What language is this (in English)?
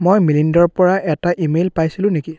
Assamese